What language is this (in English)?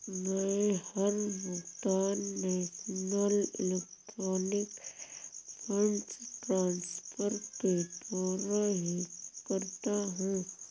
Hindi